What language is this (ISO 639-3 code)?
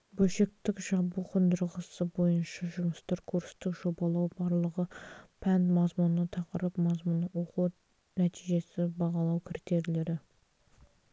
kaz